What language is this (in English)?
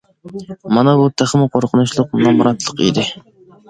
Uyghur